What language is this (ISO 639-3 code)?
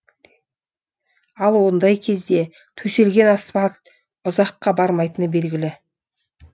kaz